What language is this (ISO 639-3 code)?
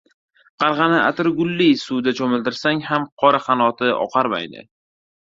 uzb